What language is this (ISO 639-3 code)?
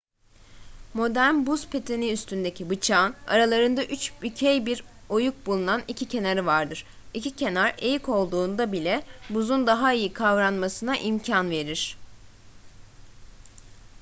tur